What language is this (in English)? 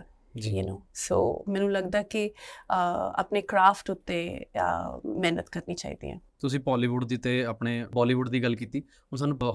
Punjabi